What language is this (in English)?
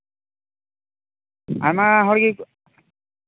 Santali